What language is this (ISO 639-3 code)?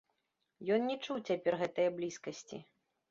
bel